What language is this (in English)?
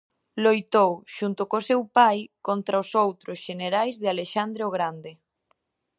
Galician